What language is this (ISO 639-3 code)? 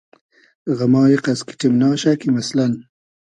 haz